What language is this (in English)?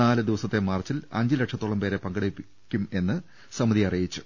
Malayalam